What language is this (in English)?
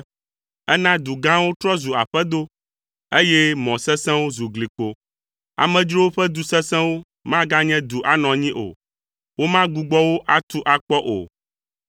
Ewe